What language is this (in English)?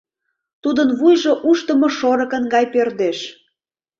Mari